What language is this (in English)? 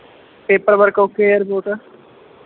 Punjabi